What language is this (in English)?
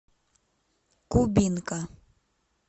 Russian